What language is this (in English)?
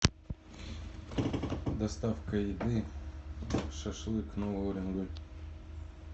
Russian